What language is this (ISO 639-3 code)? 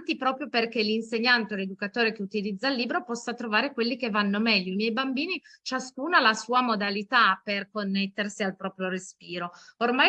ita